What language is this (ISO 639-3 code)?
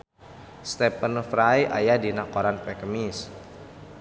sun